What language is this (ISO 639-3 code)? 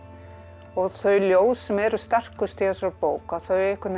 isl